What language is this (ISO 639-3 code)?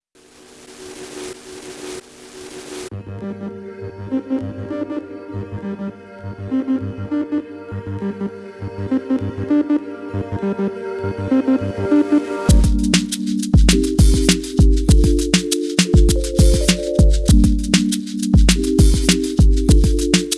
deu